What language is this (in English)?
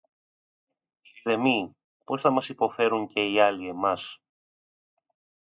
Greek